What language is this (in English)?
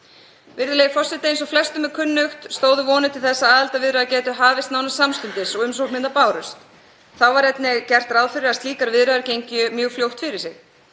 Icelandic